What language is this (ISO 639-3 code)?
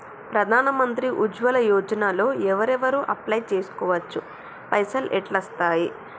tel